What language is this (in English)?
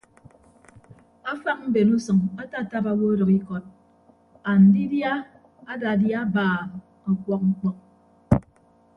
Ibibio